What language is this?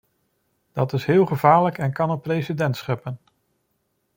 Dutch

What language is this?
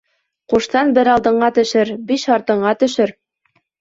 Bashkir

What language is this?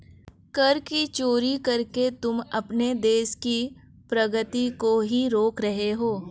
Hindi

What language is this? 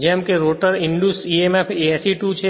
Gujarati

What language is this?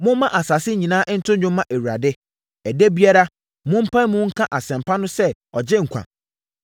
Akan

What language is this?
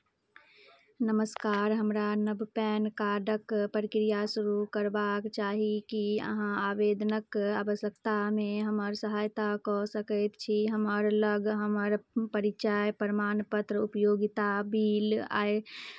Maithili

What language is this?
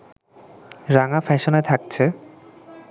Bangla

